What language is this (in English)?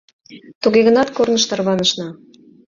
Mari